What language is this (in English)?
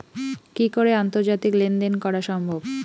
Bangla